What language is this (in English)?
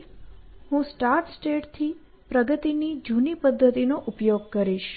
Gujarati